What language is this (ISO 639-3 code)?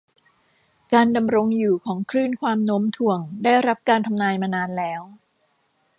tha